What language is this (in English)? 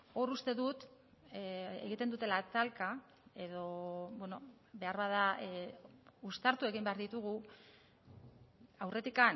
Basque